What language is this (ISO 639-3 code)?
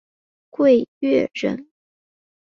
zho